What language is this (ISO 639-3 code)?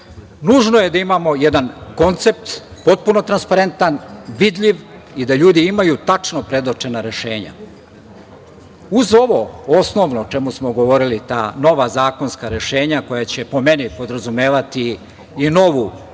srp